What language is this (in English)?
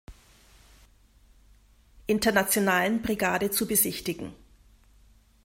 German